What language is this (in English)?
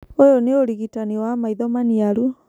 Kikuyu